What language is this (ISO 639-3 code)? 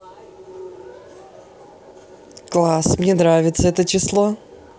rus